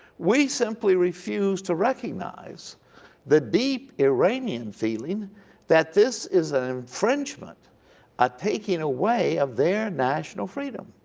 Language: English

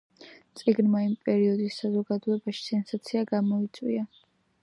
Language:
Georgian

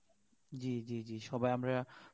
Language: Bangla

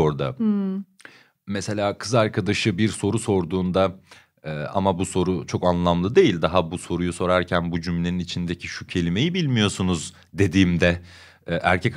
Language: Turkish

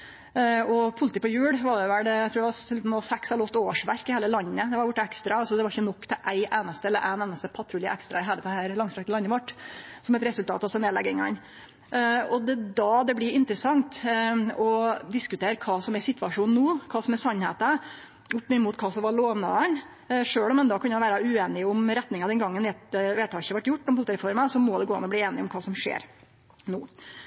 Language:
Norwegian Nynorsk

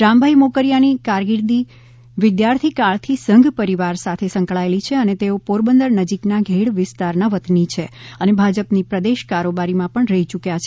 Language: Gujarati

